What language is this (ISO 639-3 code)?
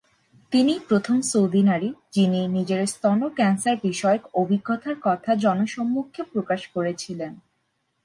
ben